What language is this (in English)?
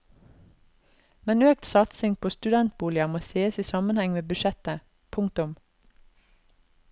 Norwegian